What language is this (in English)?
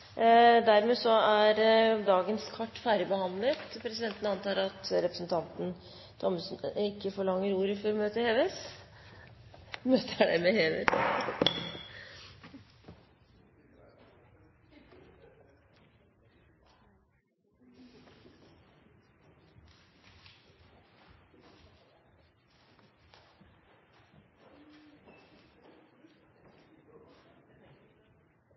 Norwegian Bokmål